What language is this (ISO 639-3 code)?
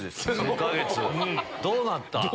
jpn